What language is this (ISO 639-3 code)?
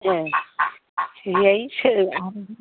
brx